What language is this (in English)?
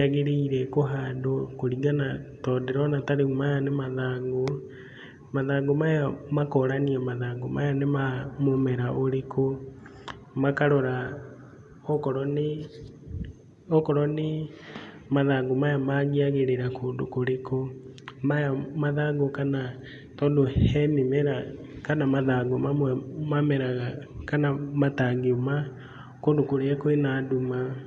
Kikuyu